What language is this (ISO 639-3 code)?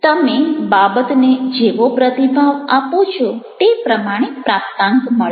guj